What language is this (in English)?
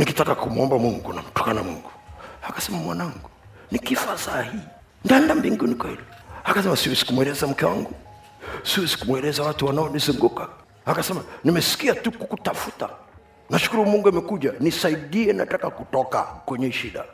Swahili